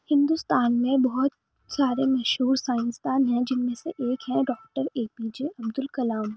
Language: Urdu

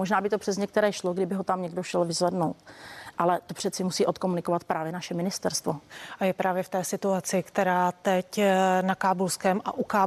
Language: Czech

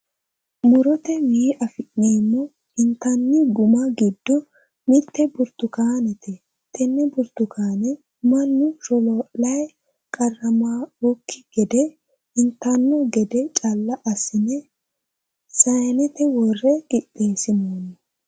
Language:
Sidamo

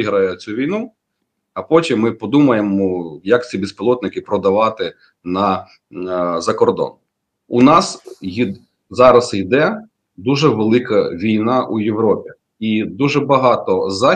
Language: Ukrainian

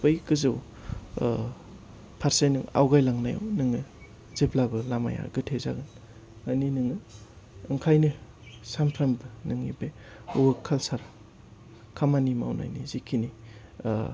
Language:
Bodo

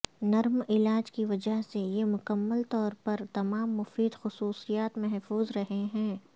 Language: Urdu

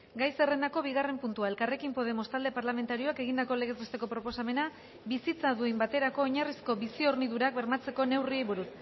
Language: Basque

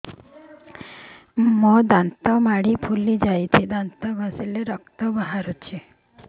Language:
Odia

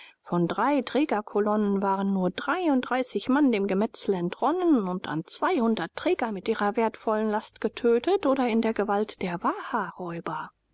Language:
German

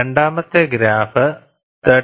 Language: Malayalam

